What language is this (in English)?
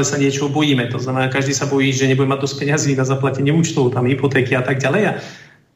Slovak